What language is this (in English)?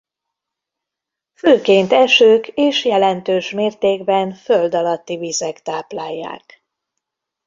Hungarian